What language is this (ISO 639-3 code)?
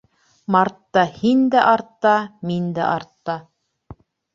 bak